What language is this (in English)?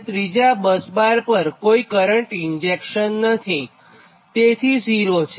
Gujarati